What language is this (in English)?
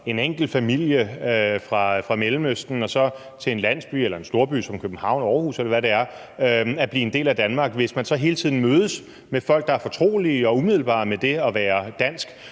Danish